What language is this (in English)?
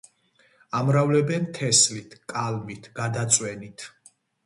Georgian